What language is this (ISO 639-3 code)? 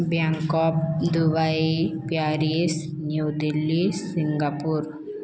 ori